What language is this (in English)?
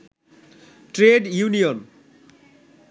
Bangla